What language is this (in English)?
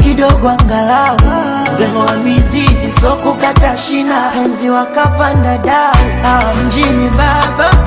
Swahili